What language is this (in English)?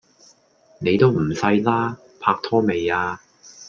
Cantonese